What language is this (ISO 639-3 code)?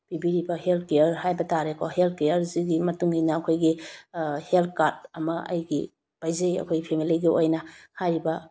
mni